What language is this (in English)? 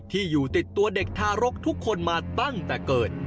Thai